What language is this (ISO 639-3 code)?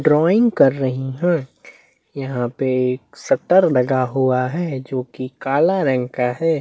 hin